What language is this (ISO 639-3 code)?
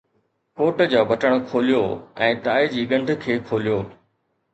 snd